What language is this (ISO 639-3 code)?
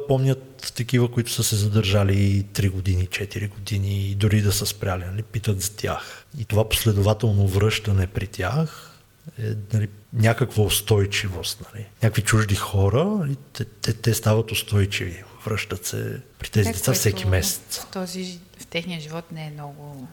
bul